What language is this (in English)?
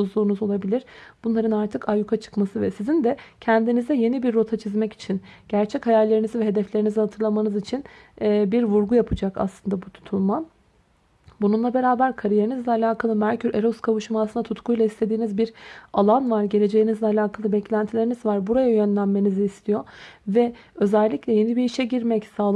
Turkish